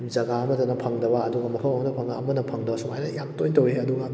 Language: Manipuri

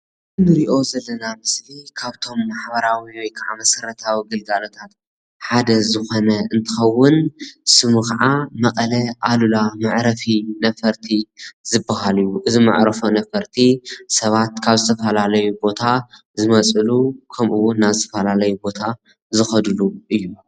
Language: Tigrinya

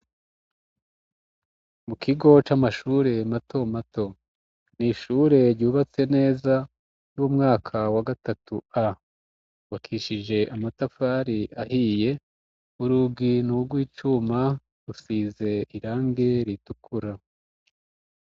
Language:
Rundi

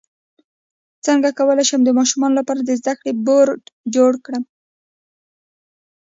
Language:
Pashto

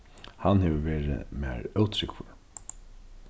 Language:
Faroese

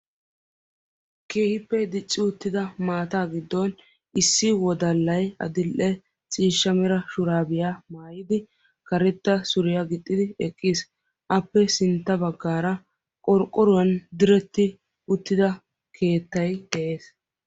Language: Wolaytta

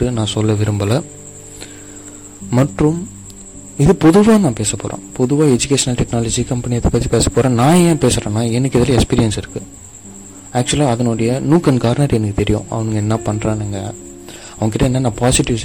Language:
Tamil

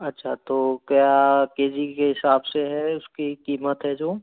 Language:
Hindi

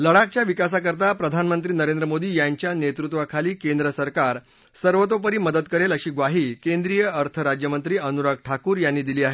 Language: Marathi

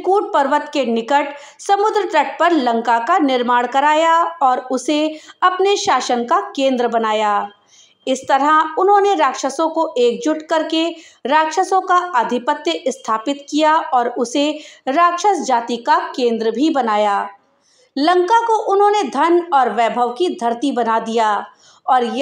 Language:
Hindi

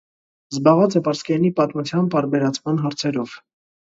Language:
Armenian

